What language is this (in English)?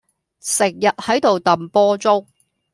Cantonese